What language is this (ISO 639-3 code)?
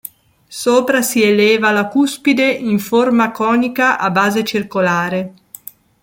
ita